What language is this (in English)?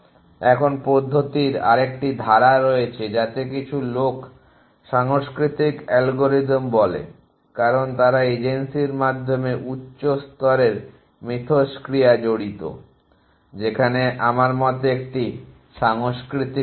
Bangla